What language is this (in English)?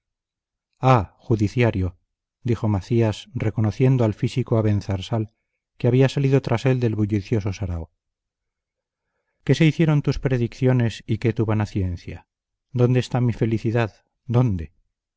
Spanish